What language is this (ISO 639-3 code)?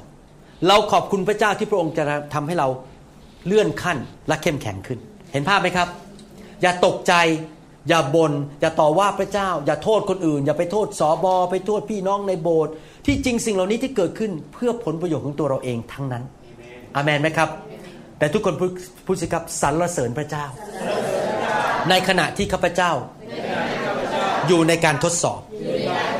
tha